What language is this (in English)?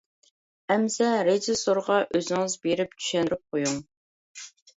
Uyghur